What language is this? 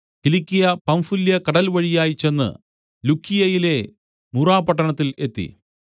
Malayalam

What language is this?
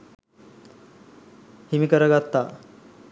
Sinhala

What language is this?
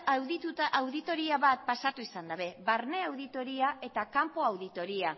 Basque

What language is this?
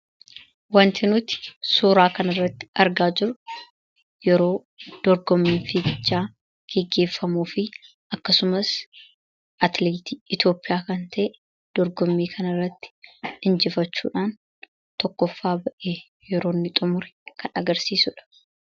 Oromo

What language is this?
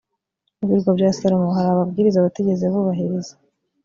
Kinyarwanda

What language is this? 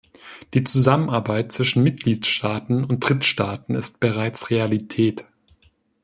German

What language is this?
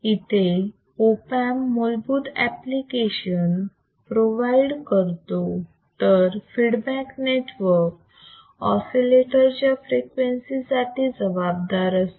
Marathi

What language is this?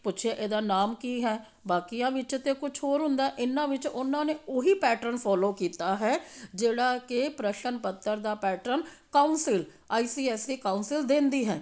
Punjabi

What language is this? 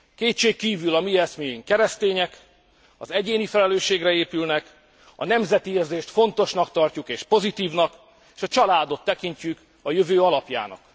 Hungarian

